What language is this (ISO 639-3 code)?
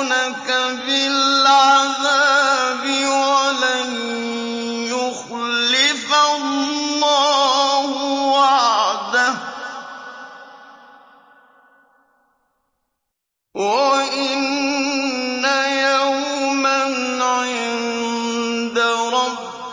ara